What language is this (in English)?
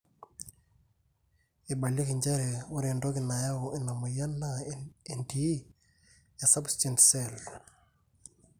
Masai